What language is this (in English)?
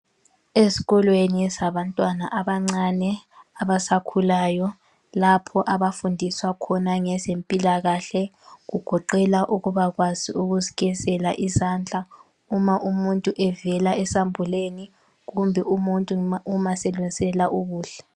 North Ndebele